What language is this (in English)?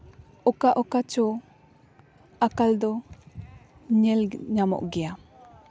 Santali